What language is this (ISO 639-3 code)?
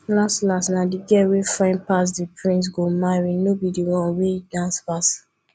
pcm